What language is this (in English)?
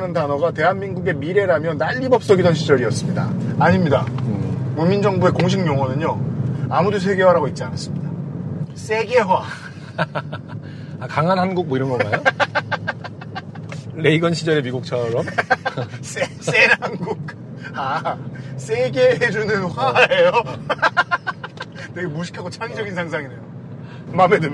Korean